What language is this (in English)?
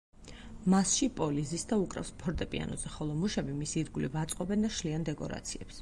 Georgian